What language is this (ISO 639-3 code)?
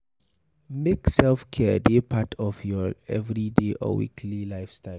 pcm